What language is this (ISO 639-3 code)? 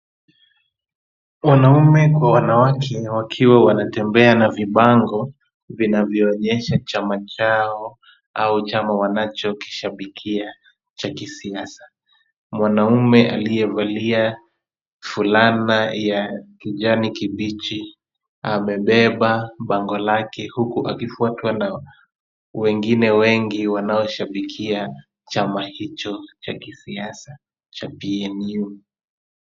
swa